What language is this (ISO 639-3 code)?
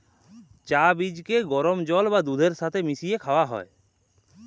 ben